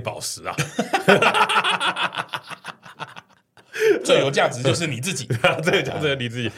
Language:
Chinese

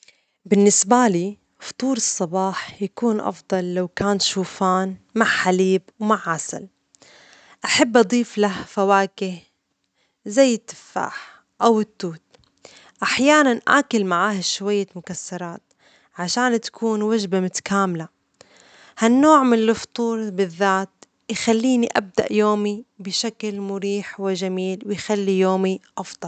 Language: Omani Arabic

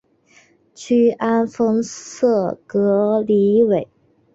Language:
Chinese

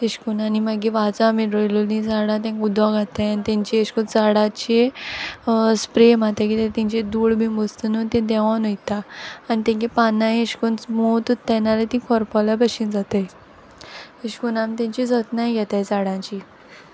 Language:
Konkani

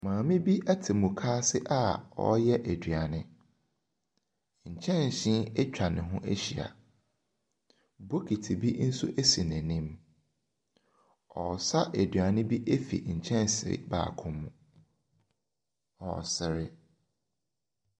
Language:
Akan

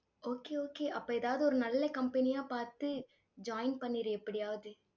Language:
Tamil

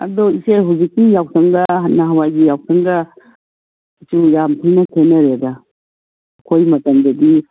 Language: Manipuri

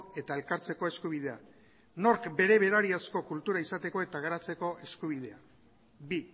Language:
Basque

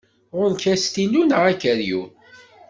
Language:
Kabyle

